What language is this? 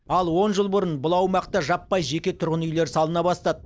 Kazakh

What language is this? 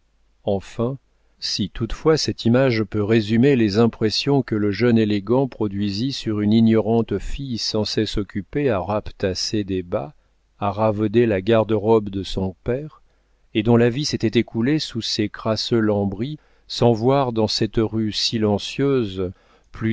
French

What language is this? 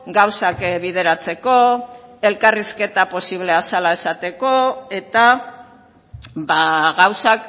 Basque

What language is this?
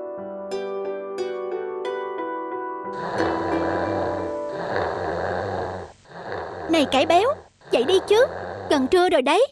Vietnamese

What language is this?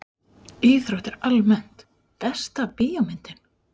Icelandic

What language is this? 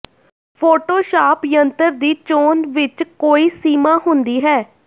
Punjabi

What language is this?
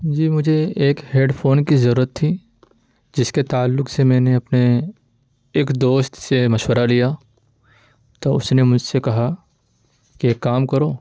Urdu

